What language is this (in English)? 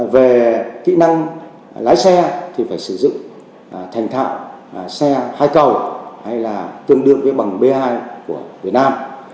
Vietnamese